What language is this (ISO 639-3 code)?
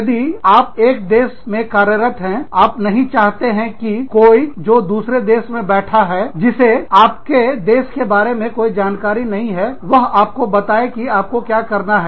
hin